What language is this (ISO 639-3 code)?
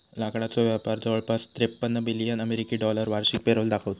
mar